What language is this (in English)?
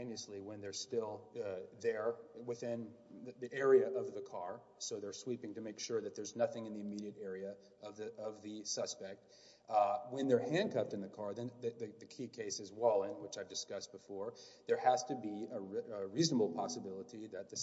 English